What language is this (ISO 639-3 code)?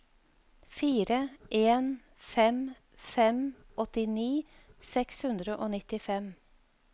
nor